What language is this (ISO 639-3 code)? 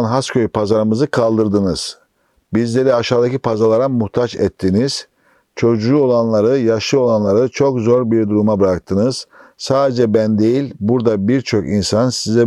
tur